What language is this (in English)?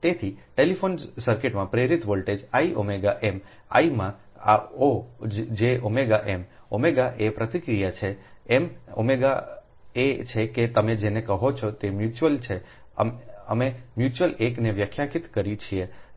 Gujarati